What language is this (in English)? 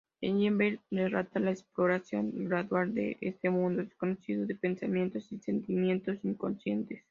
Spanish